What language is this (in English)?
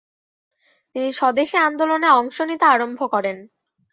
Bangla